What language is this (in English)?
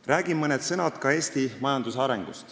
Estonian